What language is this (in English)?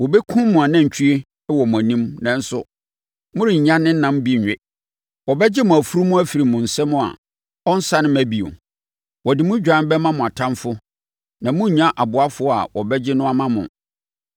Akan